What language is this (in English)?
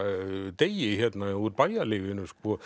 Icelandic